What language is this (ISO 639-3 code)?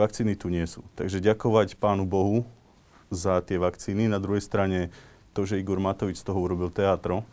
slk